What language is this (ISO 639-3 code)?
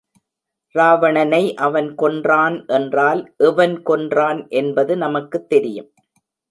tam